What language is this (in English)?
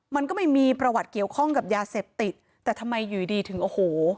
Thai